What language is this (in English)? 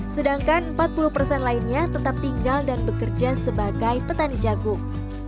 Indonesian